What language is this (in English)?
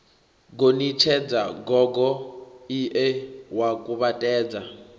Venda